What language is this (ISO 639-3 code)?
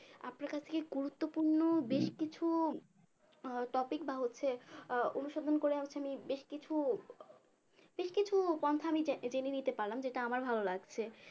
ben